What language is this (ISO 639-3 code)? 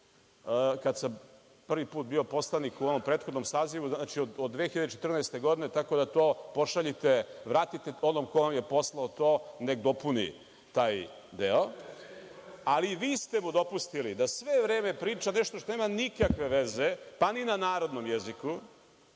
srp